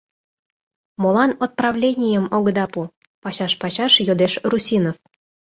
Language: Mari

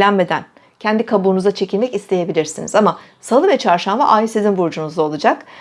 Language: Turkish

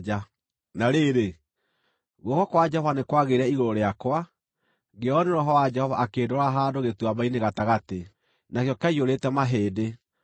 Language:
Kikuyu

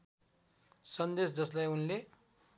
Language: Nepali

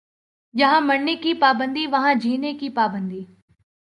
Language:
Urdu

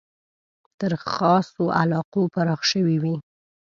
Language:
Pashto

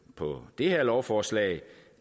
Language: Danish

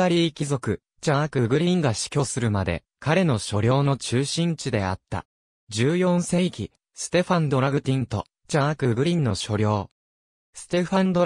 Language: Japanese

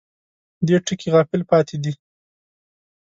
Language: Pashto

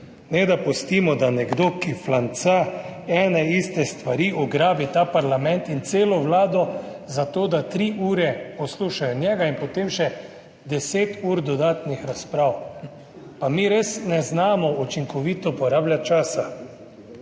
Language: Slovenian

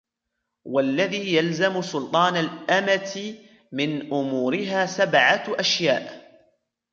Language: Arabic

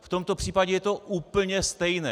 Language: Czech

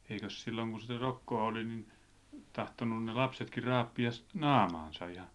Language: Finnish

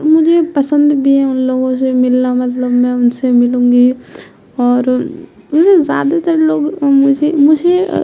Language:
Urdu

